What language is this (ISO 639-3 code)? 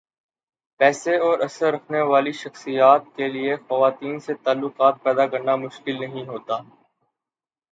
urd